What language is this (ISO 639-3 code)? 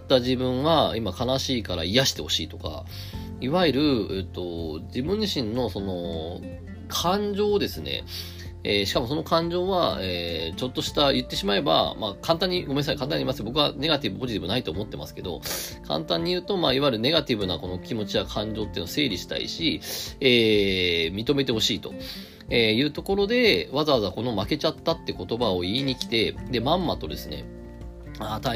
jpn